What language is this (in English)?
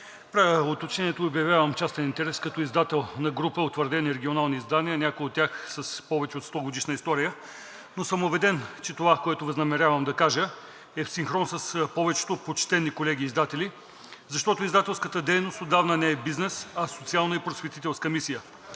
Bulgarian